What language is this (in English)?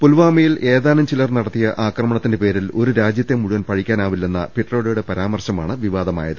Malayalam